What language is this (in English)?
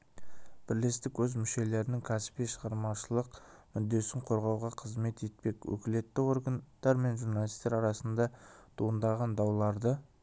Kazakh